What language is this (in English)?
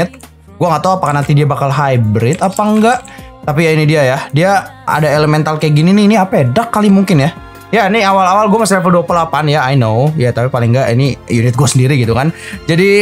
Indonesian